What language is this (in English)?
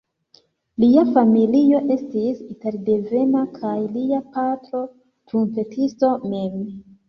Esperanto